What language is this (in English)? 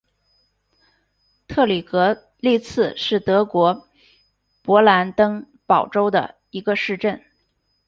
Chinese